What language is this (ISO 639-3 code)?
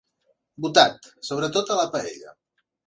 cat